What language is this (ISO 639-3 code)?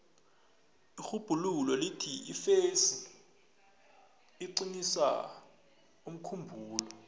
nbl